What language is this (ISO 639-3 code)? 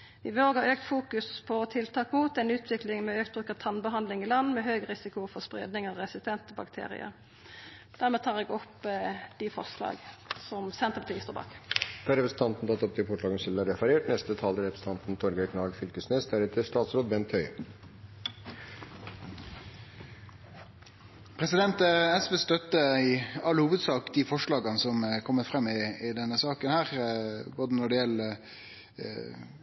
nor